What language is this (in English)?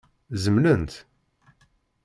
Kabyle